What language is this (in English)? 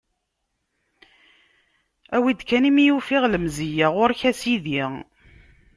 Kabyle